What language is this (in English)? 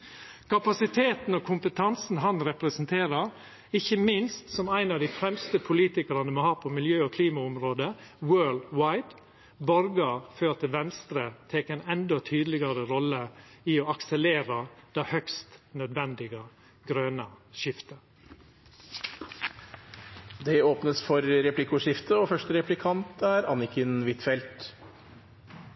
Norwegian